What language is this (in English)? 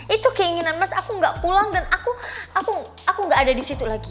Indonesian